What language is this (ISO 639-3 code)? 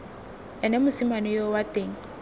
tsn